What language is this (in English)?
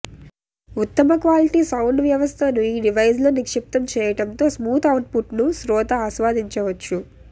Telugu